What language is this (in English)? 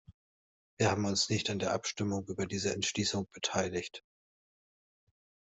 German